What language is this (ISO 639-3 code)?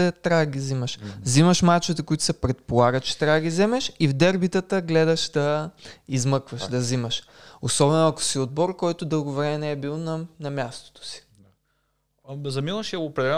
bul